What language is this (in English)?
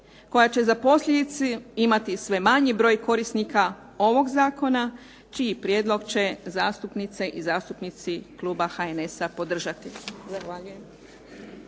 Croatian